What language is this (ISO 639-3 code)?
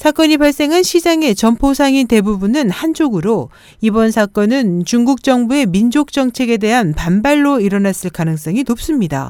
kor